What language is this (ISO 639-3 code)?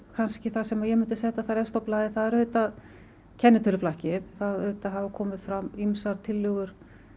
isl